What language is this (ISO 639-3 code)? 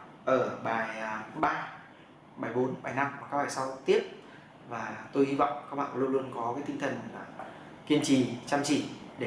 vie